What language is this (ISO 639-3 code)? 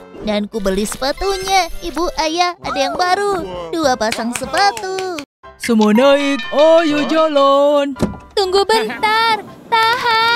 ind